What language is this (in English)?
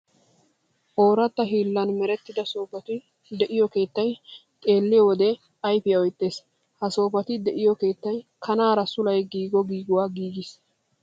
Wolaytta